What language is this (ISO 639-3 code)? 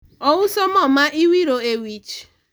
luo